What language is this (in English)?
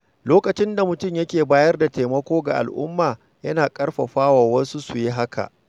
Hausa